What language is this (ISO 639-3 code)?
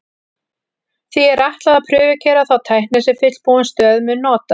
isl